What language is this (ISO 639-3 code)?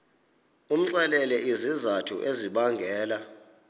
xho